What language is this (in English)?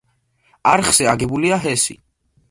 Georgian